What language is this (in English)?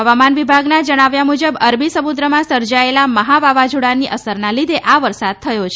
Gujarati